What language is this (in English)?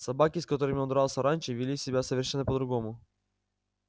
Russian